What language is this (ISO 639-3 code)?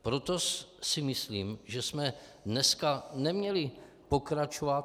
ces